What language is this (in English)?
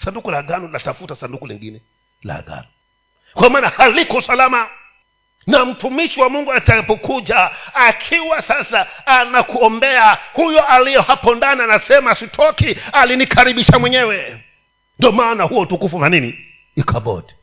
Swahili